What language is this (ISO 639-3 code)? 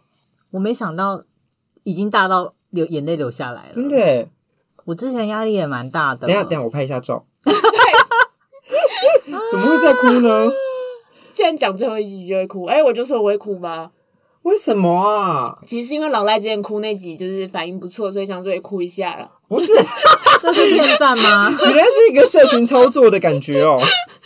zho